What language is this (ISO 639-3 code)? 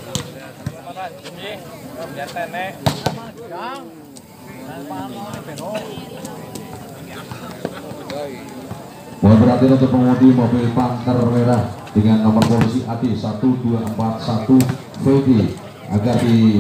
ind